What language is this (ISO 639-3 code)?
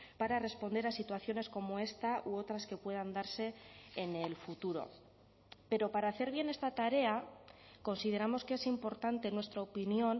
spa